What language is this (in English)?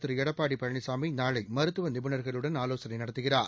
Tamil